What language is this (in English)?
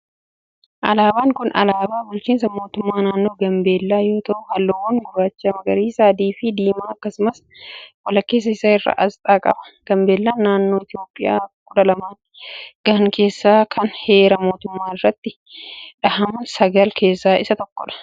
Oromo